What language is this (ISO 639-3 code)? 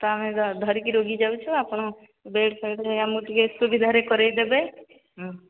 ori